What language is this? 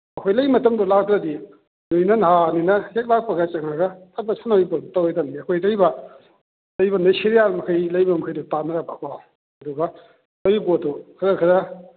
Manipuri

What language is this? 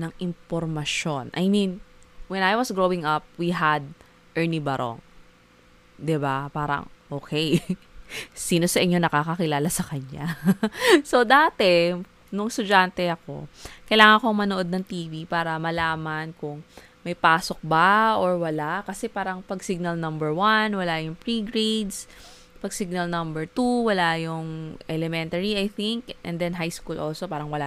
Filipino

